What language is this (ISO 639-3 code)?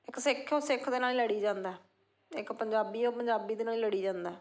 pan